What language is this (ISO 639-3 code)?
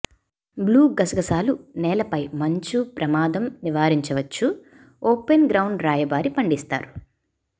tel